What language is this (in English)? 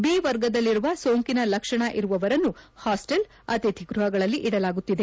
Kannada